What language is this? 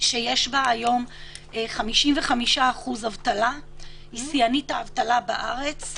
Hebrew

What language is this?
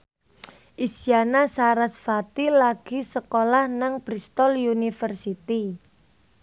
Javanese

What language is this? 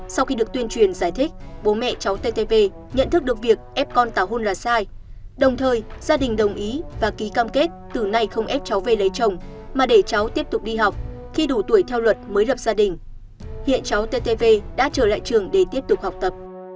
Vietnamese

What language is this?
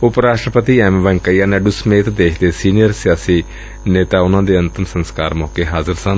Punjabi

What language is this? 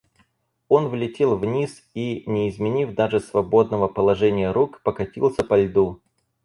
Russian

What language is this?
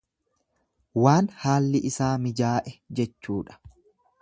Oromo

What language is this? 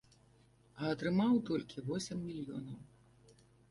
Belarusian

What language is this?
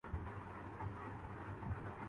Urdu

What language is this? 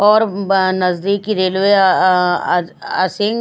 Hindi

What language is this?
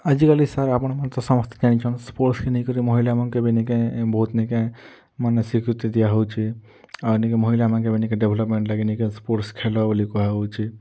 Odia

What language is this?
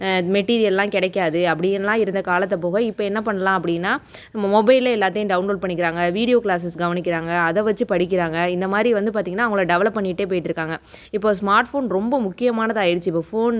Tamil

